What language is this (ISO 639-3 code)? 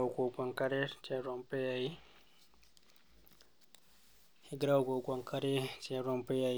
mas